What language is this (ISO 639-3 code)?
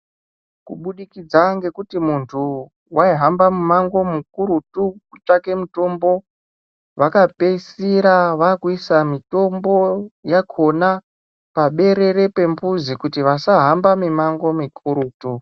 ndc